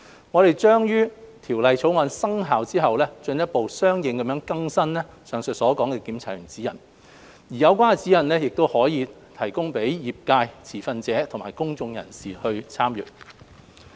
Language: Cantonese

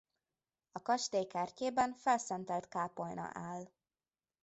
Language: Hungarian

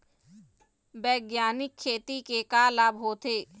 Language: Chhattisgarhi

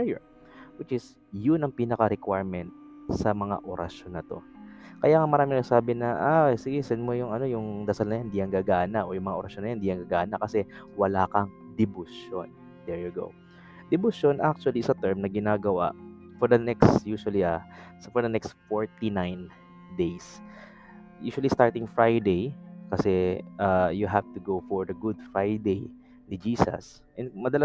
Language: Filipino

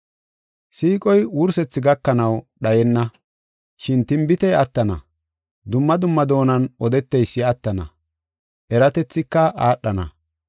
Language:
Gofa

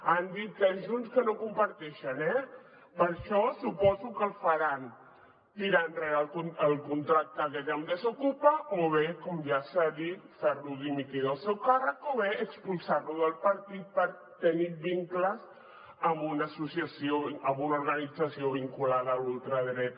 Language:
Catalan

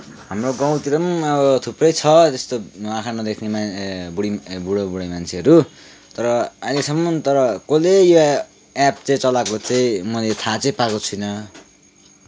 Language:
Nepali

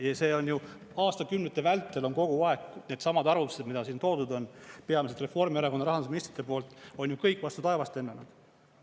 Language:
Estonian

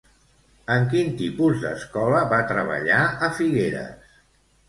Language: Catalan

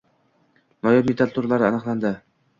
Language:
Uzbek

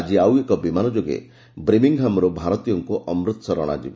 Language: Odia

